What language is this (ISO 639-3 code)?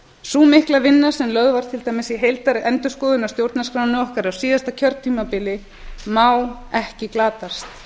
isl